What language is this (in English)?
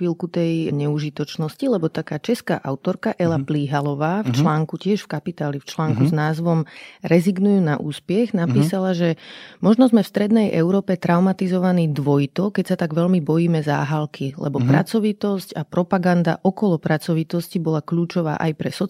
Slovak